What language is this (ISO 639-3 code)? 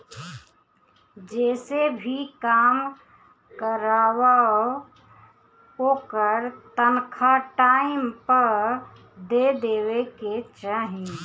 bho